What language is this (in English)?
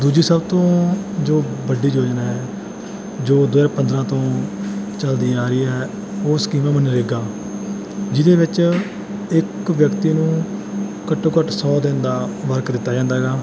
Punjabi